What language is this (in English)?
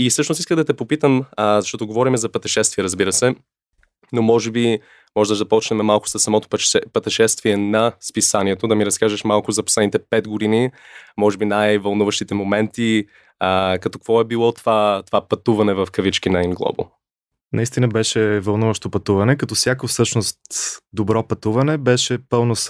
Bulgarian